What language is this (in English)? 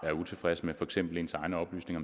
Danish